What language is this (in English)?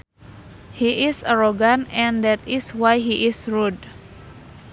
Sundanese